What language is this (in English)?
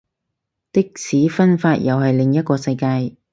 Cantonese